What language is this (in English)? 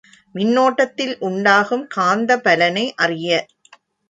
Tamil